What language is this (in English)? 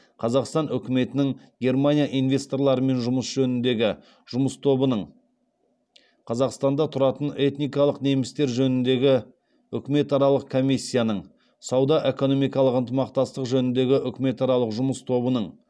Kazakh